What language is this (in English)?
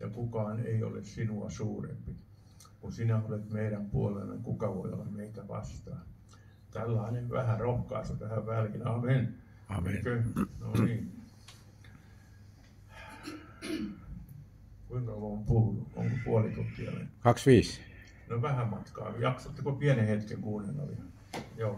Finnish